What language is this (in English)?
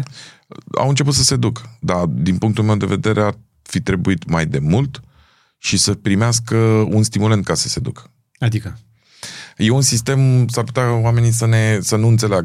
Romanian